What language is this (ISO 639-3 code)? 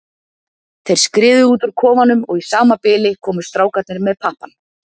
isl